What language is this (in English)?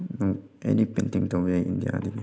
Manipuri